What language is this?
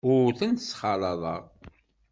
Kabyle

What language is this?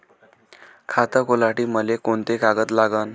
Marathi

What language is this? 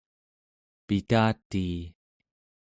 Central Yupik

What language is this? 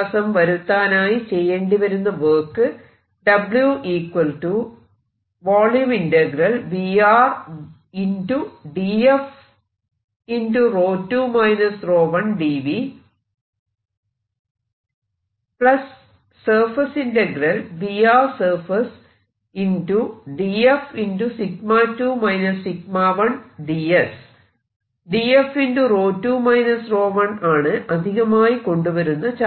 Malayalam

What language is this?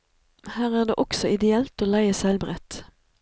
Norwegian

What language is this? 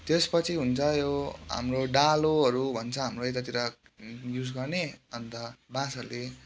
Nepali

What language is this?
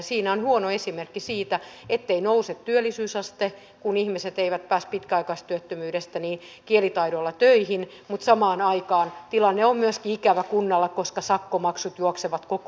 Finnish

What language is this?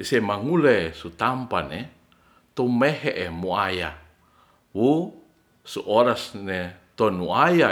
Ratahan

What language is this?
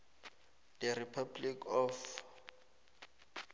South Ndebele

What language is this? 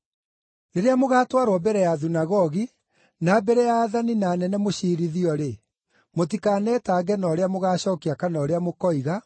Kikuyu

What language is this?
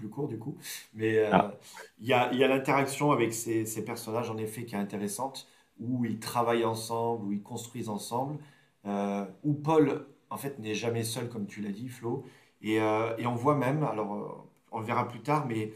French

